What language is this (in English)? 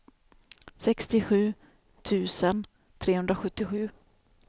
Swedish